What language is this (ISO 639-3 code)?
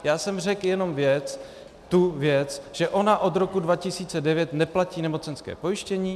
ces